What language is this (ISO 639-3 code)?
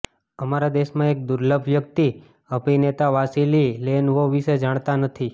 guj